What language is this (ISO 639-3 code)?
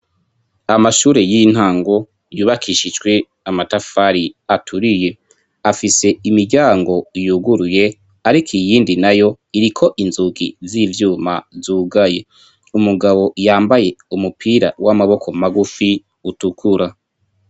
run